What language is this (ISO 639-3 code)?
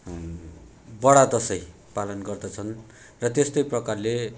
nep